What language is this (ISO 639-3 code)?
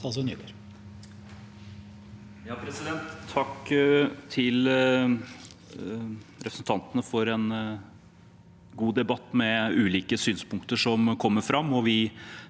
nor